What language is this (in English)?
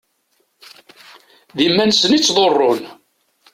Kabyle